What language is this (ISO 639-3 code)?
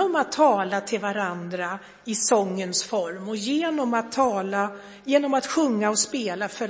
swe